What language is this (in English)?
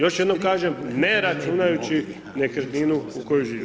Croatian